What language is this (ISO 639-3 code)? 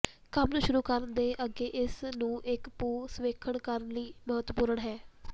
pan